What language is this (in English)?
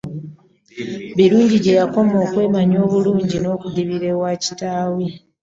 Ganda